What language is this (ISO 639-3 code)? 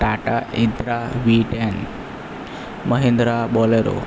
guj